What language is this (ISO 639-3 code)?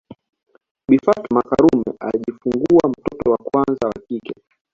swa